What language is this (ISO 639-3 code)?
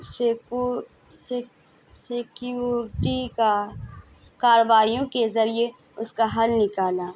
urd